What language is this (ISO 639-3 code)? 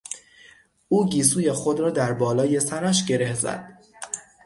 fas